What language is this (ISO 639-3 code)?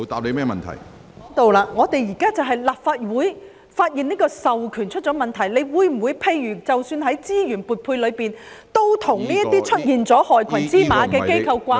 yue